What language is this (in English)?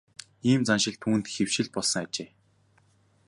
Mongolian